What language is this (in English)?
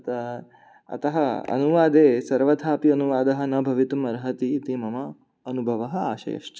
Sanskrit